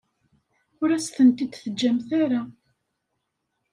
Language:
Kabyle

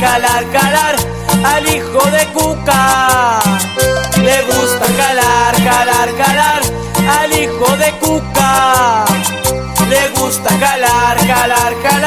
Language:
Thai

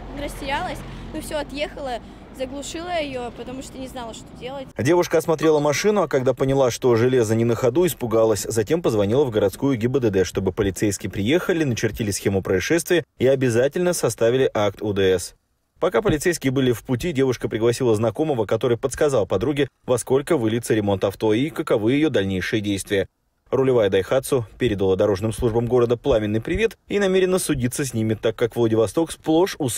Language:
Russian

